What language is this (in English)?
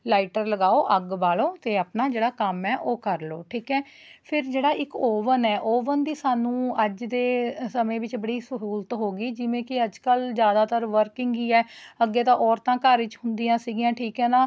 Punjabi